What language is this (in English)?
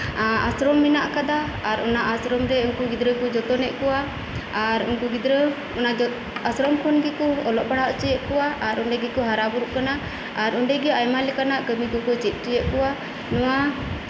Santali